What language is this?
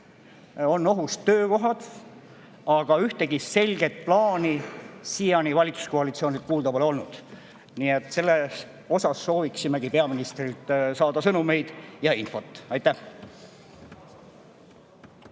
Estonian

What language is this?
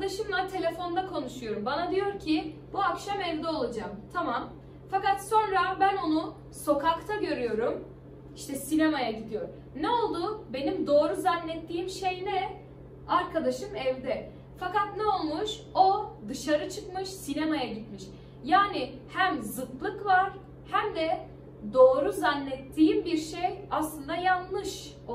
Turkish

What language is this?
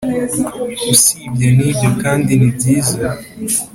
Kinyarwanda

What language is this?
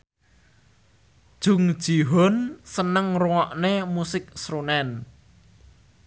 Javanese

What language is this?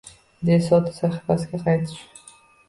Uzbek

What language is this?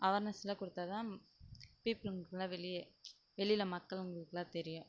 Tamil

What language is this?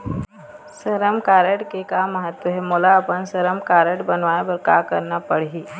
Chhattisgarhi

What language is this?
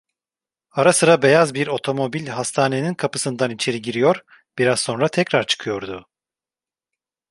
Turkish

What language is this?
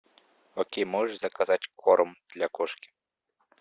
Russian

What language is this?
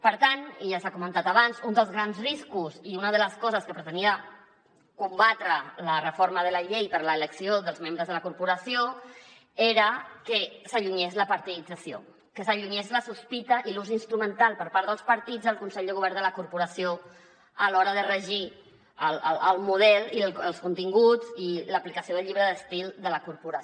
Catalan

